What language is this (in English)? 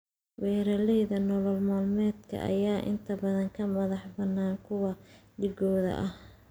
Somali